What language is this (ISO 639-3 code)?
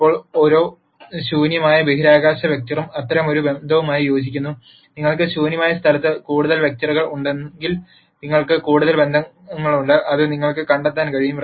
mal